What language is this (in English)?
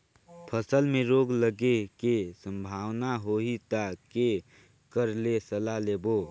Chhattisgarhi